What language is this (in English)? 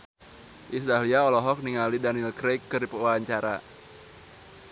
Sundanese